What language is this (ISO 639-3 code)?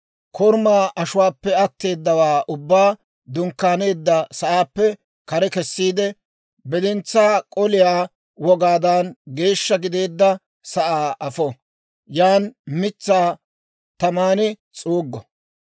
dwr